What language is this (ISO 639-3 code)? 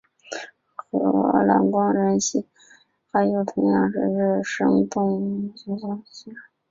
zho